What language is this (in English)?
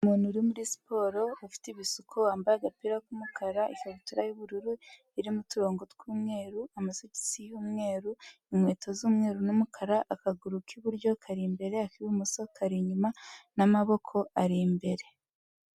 Kinyarwanda